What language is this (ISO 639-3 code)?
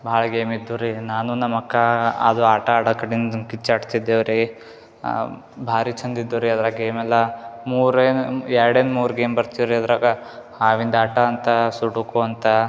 kan